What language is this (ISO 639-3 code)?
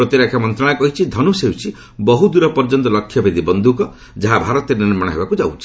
ori